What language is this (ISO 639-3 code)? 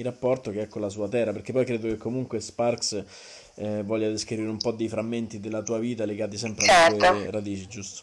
ita